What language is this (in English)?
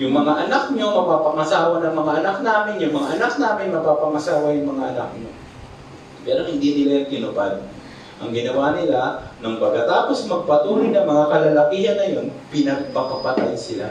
Filipino